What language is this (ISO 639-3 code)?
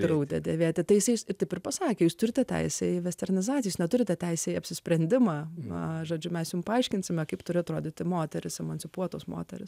lit